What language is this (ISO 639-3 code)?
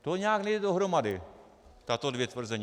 ces